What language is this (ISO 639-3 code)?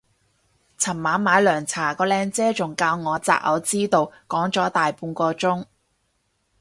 yue